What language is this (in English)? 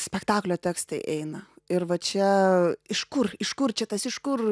Lithuanian